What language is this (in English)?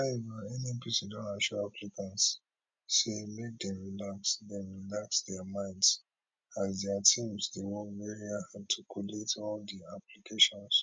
Nigerian Pidgin